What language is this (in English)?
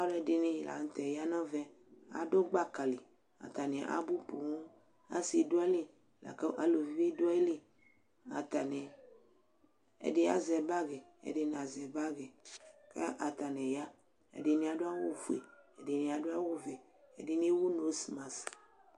Ikposo